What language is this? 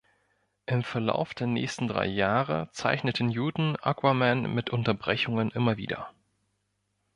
German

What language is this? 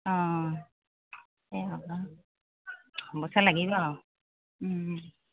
Assamese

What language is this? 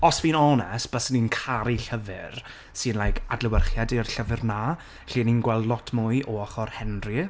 Welsh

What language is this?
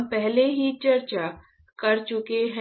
Hindi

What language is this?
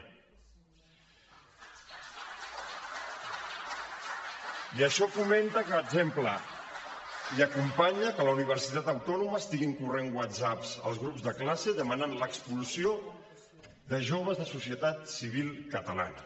Catalan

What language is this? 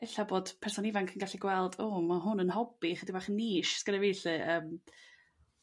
Welsh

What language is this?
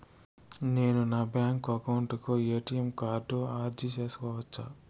Telugu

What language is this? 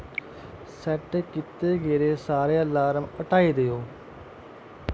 Dogri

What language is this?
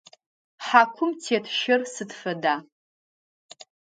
Adyghe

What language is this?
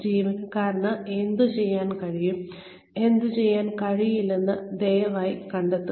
Malayalam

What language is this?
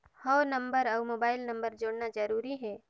Chhattisgarhi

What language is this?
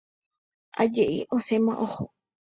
Guarani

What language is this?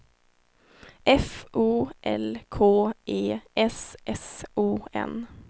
Swedish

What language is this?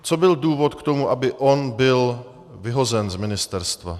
Czech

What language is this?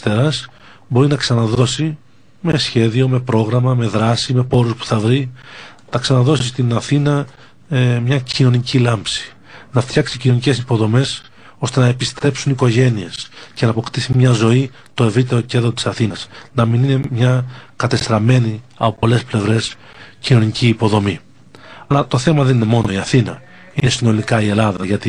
Greek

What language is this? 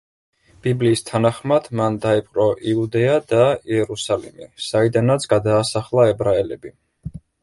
Georgian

